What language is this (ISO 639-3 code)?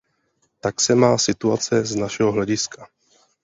ces